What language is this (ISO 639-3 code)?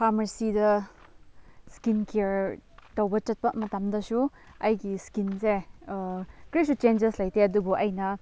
mni